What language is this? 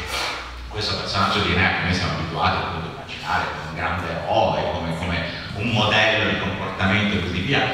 Italian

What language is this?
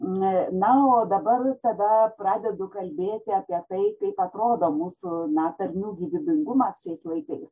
Lithuanian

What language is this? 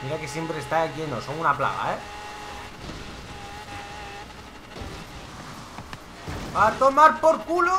Spanish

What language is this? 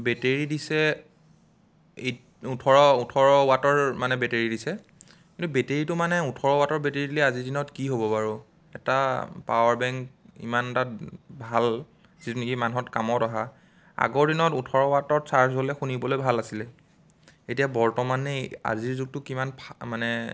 Assamese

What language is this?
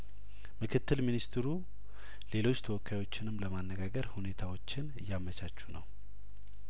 Amharic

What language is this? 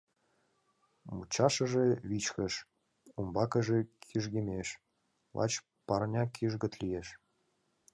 Mari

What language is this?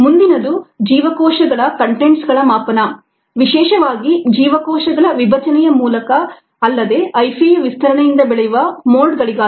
Kannada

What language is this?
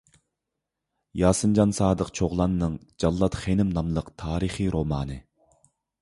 Uyghur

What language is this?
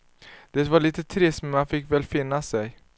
Swedish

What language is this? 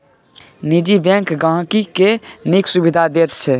Maithili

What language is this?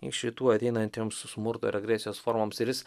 Lithuanian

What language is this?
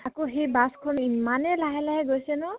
Assamese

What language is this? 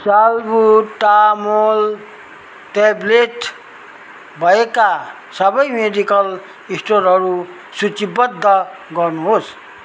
Nepali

